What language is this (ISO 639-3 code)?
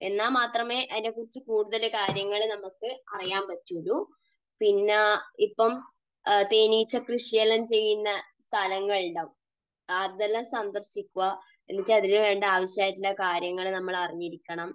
mal